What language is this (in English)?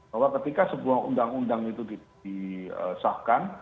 Indonesian